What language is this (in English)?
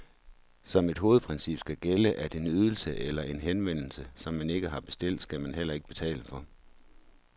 Danish